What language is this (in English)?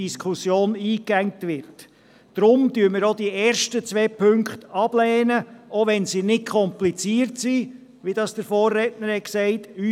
Swiss German